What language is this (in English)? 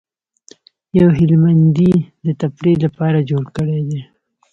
Pashto